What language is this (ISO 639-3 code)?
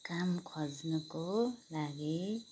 nep